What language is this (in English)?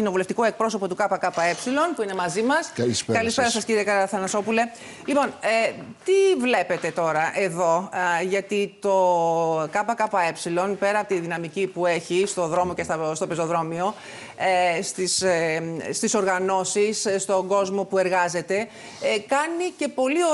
Greek